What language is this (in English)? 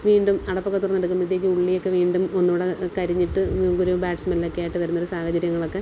Malayalam